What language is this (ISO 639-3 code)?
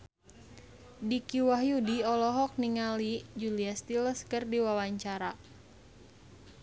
sun